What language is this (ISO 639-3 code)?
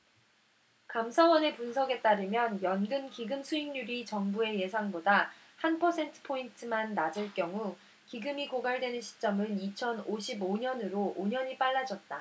kor